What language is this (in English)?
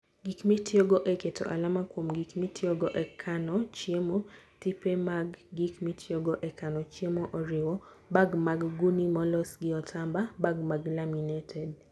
Luo (Kenya and Tanzania)